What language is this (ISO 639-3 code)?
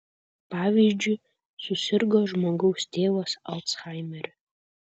lit